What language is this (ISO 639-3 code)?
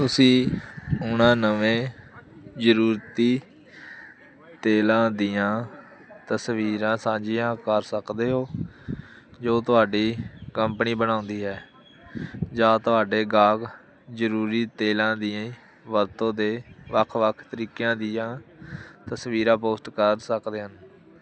pan